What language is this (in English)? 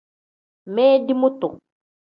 Tem